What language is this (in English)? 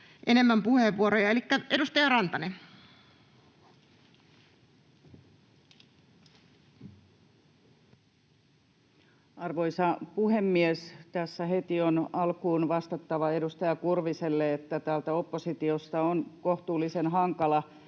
Finnish